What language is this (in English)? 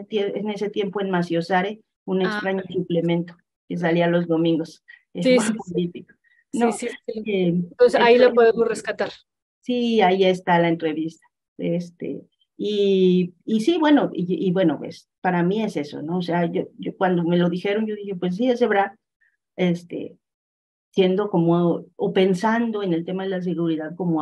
Spanish